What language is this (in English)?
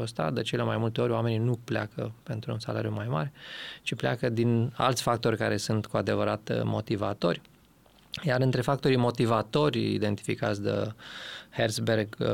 Romanian